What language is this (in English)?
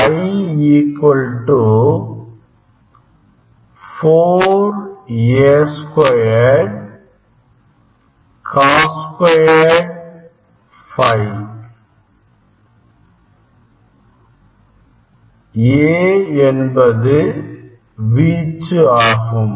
Tamil